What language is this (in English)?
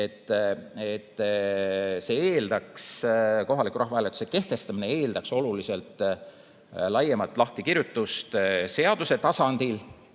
Estonian